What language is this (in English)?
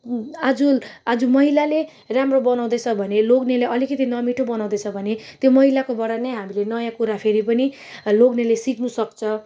Nepali